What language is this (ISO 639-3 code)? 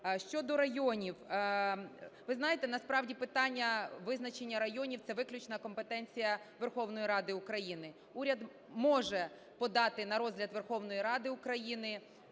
ukr